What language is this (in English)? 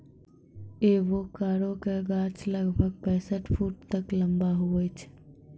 Maithili